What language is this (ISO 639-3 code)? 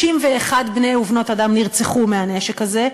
heb